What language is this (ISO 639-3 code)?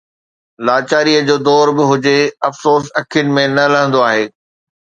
snd